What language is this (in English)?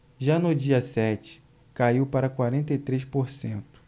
Portuguese